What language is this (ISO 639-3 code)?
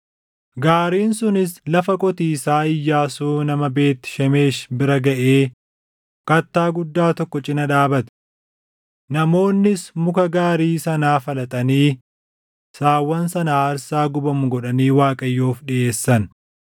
orm